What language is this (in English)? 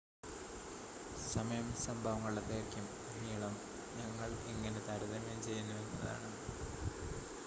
Malayalam